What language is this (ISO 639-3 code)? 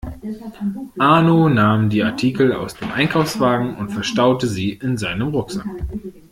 deu